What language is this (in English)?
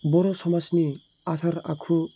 Bodo